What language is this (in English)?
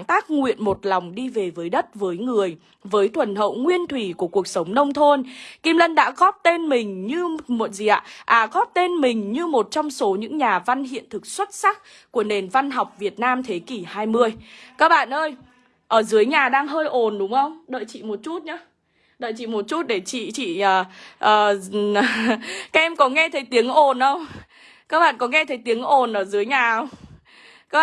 Vietnamese